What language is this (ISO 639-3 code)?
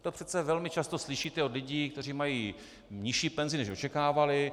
ces